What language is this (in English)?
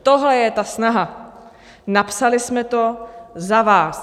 Czech